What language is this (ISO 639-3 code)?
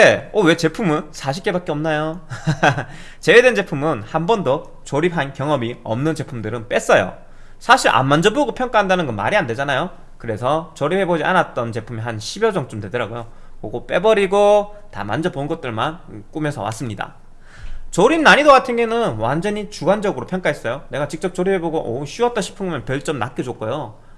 kor